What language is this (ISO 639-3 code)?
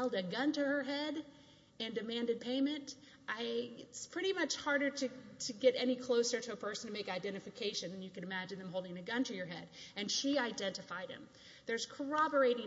eng